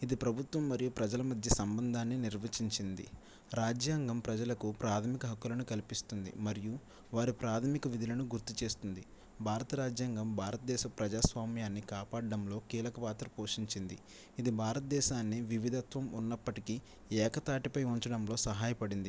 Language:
Telugu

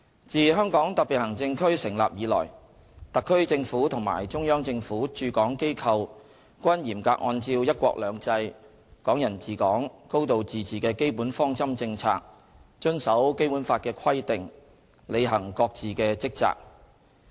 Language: Cantonese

